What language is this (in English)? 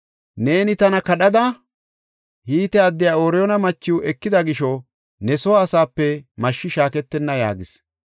Gofa